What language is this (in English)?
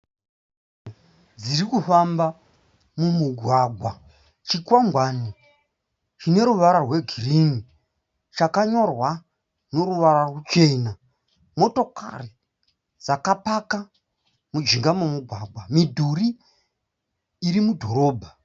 Shona